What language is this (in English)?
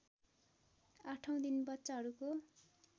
Nepali